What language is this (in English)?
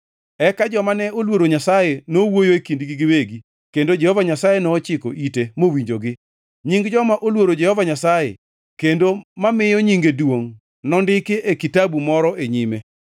Luo (Kenya and Tanzania)